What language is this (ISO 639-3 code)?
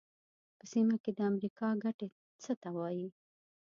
pus